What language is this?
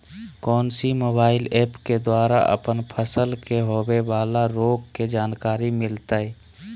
Magahi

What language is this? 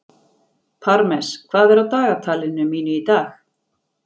Icelandic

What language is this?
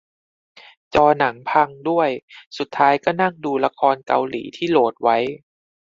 Thai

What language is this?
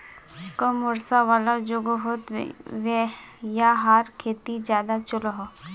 Magahi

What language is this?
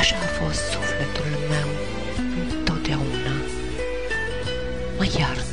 Romanian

